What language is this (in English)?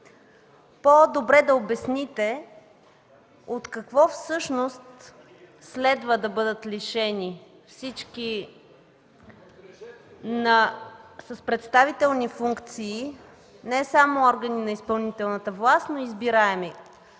Bulgarian